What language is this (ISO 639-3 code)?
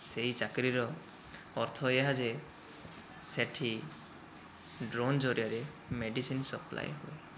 ori